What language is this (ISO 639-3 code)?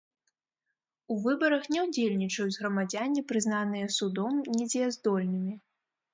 bel